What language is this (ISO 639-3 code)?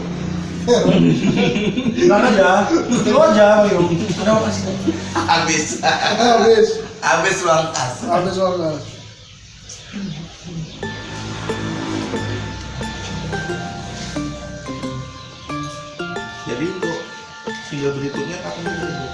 ind